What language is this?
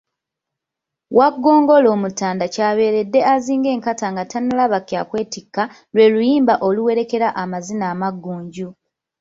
Ganda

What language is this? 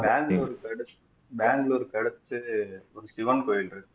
Tamil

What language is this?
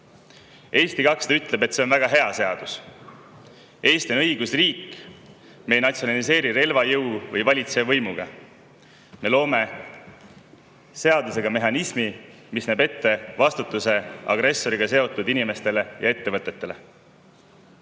Estonian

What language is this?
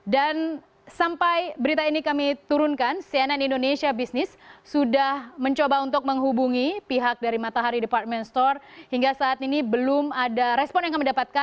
Indonesian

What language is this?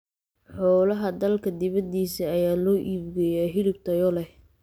Somali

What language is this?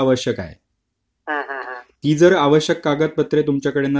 Marathi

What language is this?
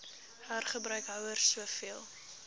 Afrikaans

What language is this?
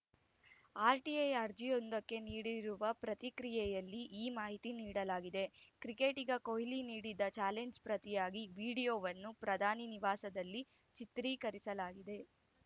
Kannada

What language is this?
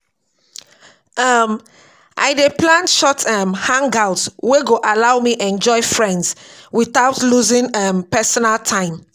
Nigerian Pidgin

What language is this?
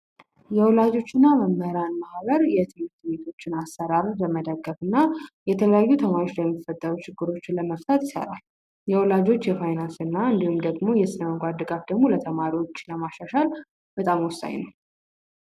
Amharic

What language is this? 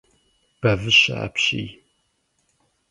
Kabardian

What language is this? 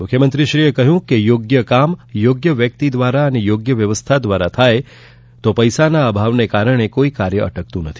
Gujarati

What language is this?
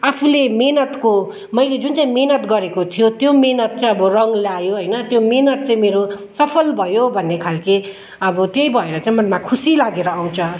Nepali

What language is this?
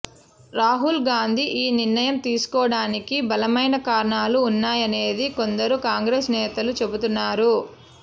Telugu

